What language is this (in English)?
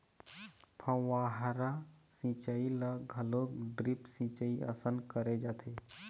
Chhattisgarhi